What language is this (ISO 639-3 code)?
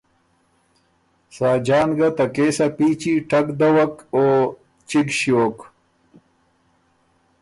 oru